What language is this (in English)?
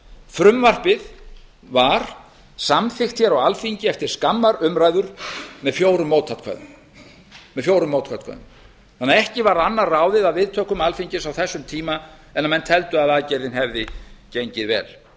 Icelandic